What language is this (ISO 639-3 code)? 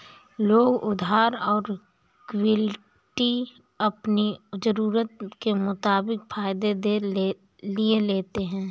hin